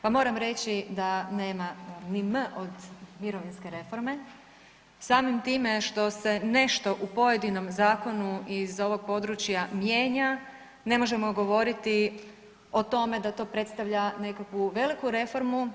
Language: Croatian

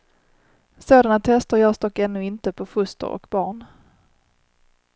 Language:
Swedish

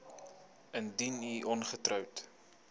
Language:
Afrikaans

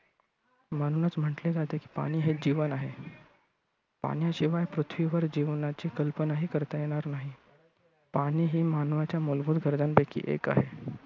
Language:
Marathi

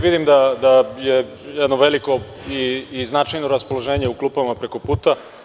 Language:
Serbian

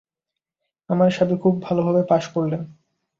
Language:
Bangla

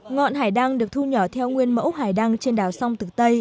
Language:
Vietnamese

